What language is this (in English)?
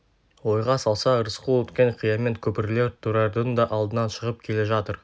Kazakh